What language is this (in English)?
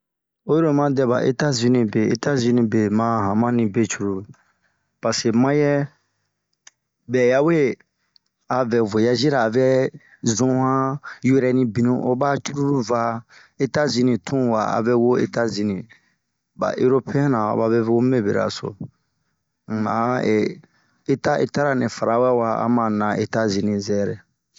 Bomu